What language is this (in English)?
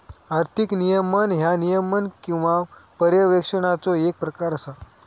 Marathi